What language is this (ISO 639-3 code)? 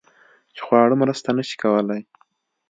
pus